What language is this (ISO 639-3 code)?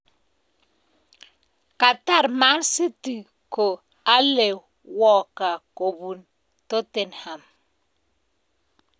kln